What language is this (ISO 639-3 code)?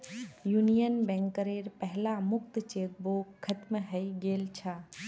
mag